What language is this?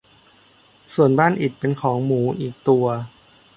Thai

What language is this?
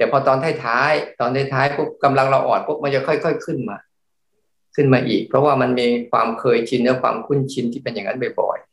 Thai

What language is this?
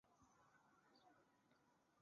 Chinese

